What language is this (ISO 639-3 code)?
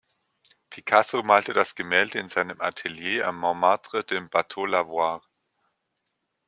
deu